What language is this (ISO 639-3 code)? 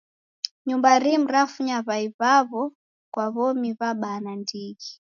dav